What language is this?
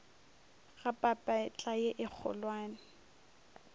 Northern Sotho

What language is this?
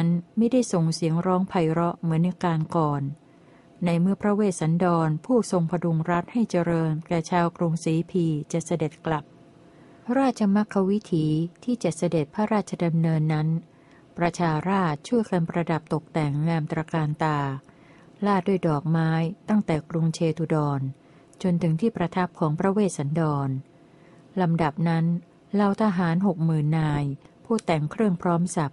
Thai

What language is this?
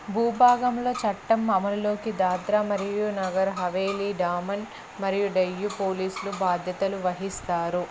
Telugu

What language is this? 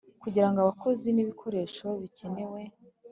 Kinyarwanda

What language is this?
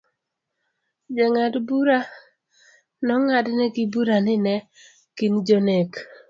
Luo (Kenya and Tanzania)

